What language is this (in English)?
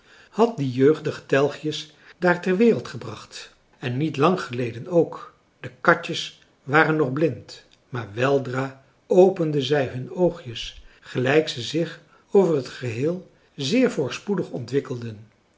Dutch